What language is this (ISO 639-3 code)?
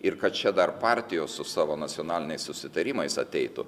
lit